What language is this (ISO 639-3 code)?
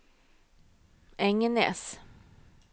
nor